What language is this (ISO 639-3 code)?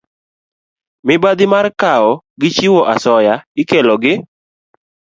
luo